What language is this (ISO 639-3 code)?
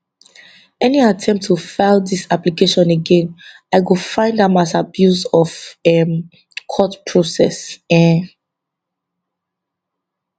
pcm